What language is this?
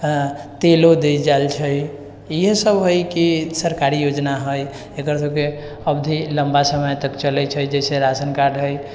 Maithili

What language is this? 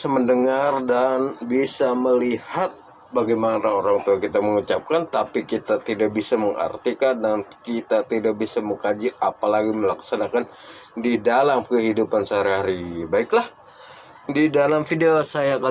Indonesian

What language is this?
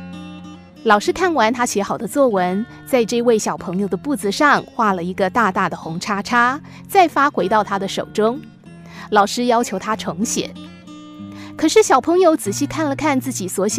Chinese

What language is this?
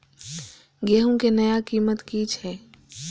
Maithili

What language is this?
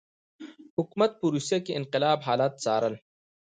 Pashto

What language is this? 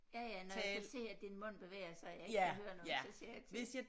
Danish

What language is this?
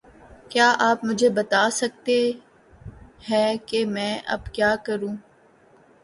Urdu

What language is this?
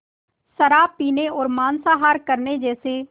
Hindi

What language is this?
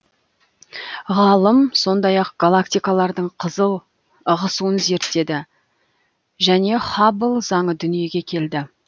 Kazakh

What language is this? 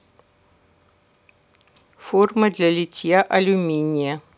Russian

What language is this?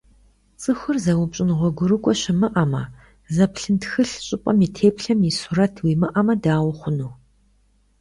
Kabardian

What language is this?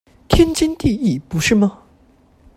Chinese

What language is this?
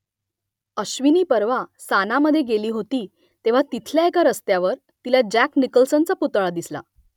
Marathi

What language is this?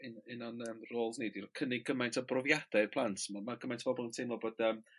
Welsh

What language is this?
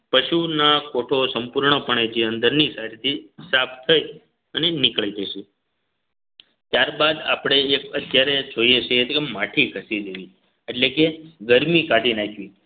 Gujarati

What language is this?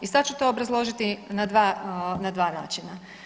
Croatian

